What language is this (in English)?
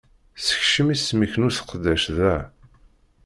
Kabyle